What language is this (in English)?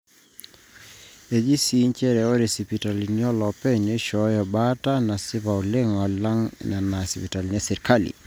Masai